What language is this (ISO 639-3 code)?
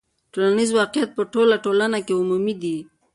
pus